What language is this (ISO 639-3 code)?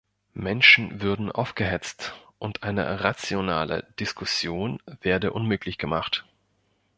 deu